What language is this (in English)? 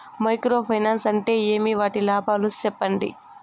Telugu